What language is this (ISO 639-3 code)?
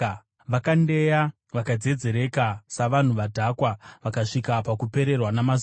sna